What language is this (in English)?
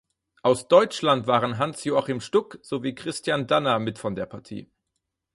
German